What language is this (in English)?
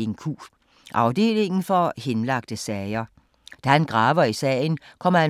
Danish